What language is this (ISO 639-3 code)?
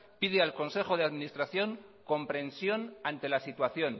spa